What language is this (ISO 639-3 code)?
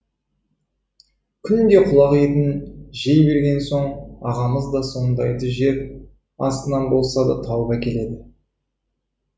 kaz